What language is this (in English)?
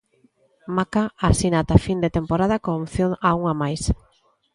Galician